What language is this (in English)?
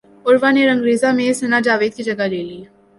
Urdu